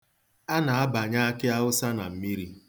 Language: Igbo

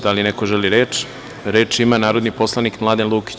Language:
Serbian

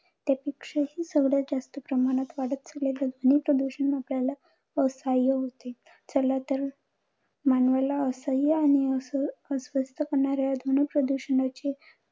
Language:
Marathi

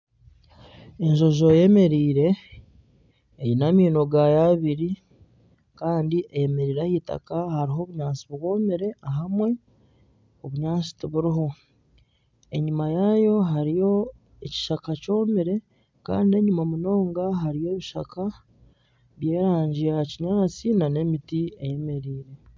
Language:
Nyankole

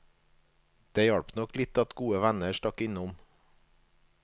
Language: Norwegian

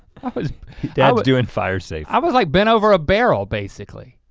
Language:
English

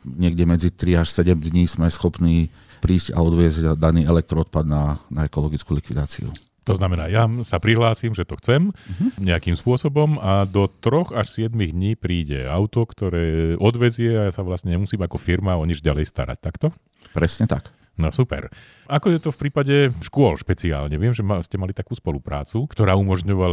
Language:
Slovak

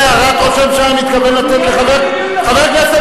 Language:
Hebrew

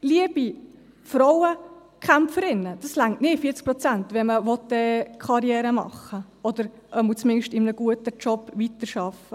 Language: Swiss German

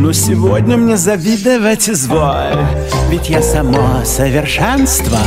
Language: Russian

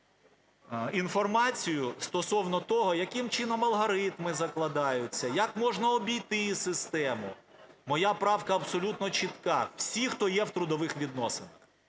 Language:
Ukrainian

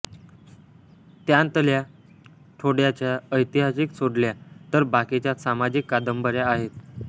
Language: Marathi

